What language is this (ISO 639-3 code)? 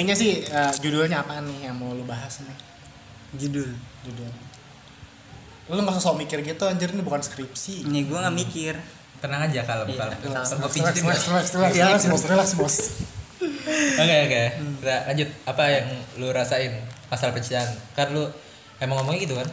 ind